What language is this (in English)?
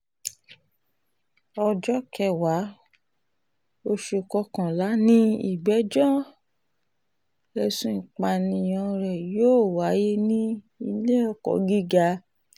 Yoruba